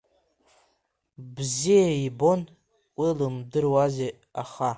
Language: Abkhazian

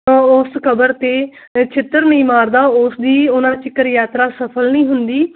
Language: Punjabi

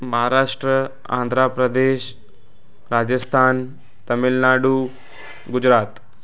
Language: Sindhi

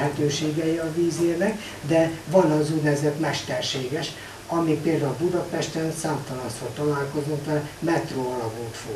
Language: Hungarian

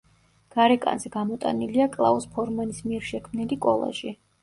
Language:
Georgian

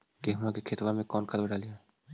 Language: Magahi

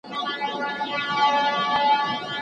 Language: Pashto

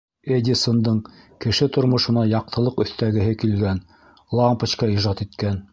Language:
Bashkir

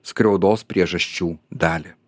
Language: Lithuanian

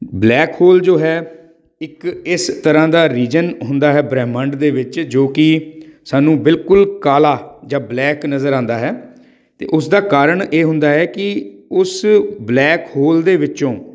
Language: Punjabi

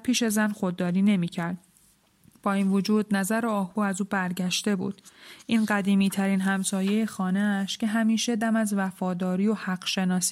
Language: Persian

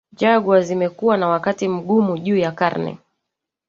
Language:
Swahili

